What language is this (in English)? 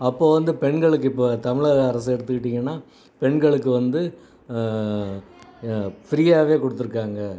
Tamil